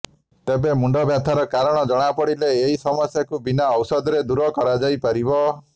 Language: Odia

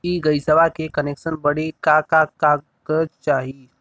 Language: Bhojpuri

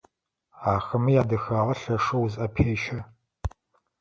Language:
Adyghe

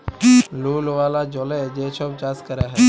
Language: Bangla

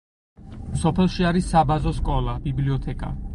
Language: Georgian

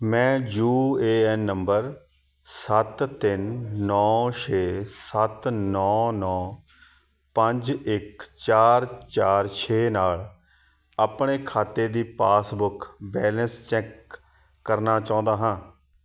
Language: Punjabi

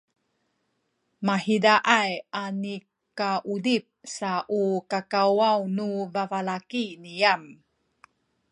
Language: Sakizaya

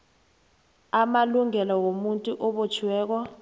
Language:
South Ndebele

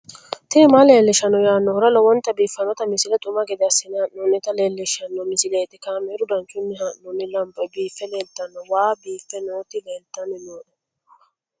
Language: Sidamo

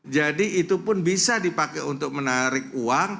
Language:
Indonesian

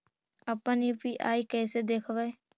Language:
Magahi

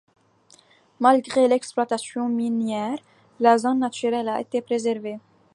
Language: French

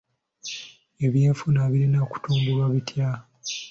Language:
Ganda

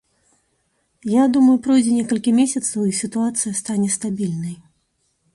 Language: Belarusian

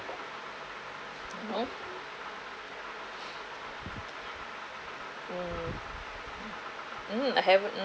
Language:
English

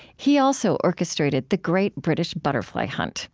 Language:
English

